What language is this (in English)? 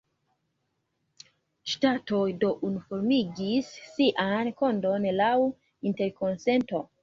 Esperanto